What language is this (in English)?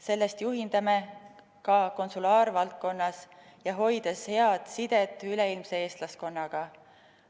Estonian